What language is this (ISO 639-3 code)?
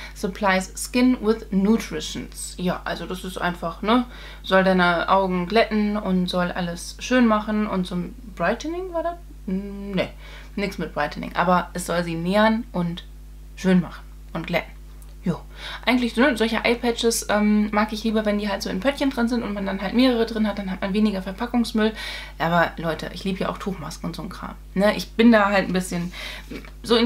deu